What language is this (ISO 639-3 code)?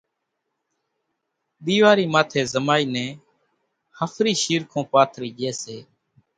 gjk